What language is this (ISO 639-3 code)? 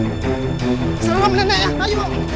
ind